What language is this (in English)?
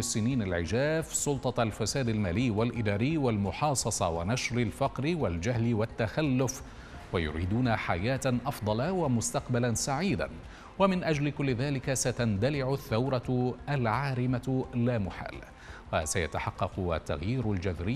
Arabic